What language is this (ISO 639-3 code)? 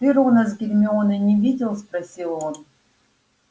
rus